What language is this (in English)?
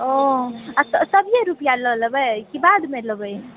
Maithili